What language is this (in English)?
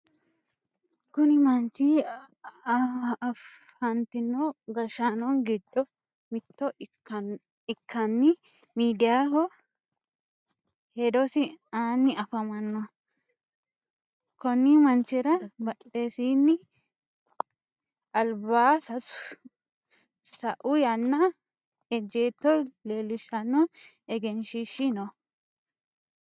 Sidamo